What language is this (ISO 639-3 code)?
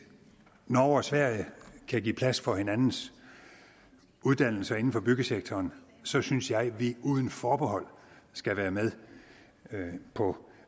dan